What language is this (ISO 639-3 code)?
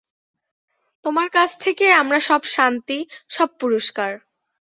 ben